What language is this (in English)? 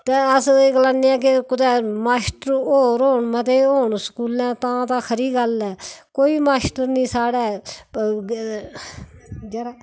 Dogri